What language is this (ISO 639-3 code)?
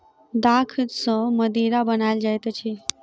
mai